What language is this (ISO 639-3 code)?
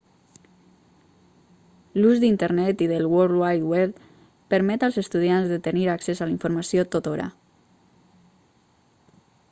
cat